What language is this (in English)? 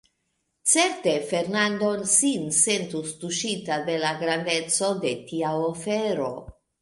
Esperanto